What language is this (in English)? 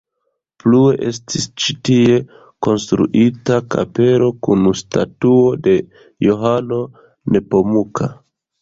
Esperanto